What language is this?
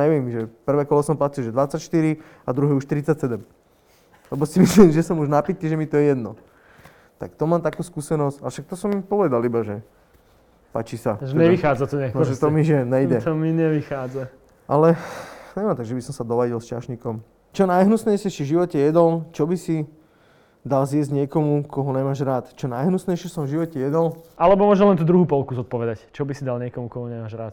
Slovak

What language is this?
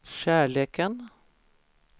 Swedish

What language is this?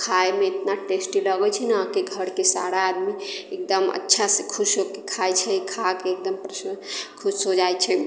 Maithili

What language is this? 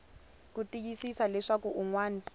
Tsonga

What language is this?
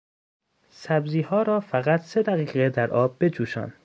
Persian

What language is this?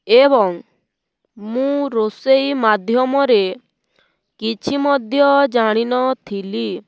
Odia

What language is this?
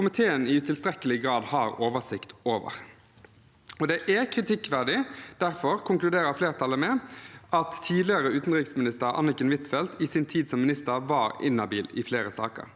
Norwegian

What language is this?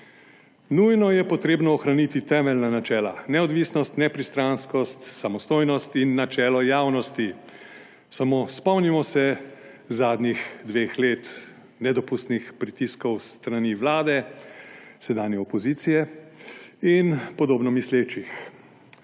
Slovenian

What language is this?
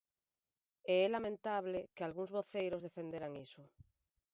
Galician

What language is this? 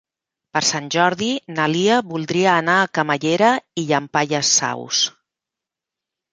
Catalan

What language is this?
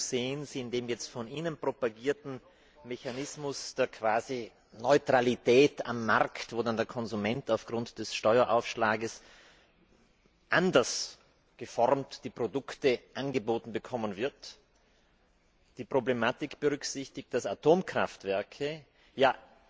German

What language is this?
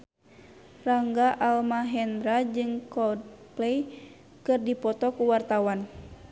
Sundanese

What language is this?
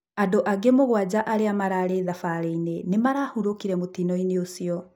Kikuyu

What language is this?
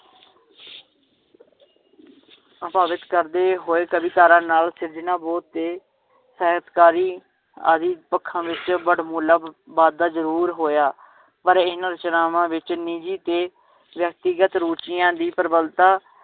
Punjabi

